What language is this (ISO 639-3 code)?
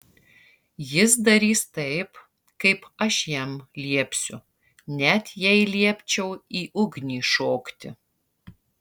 lit